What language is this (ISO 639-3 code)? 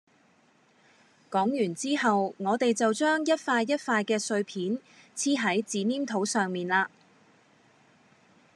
yue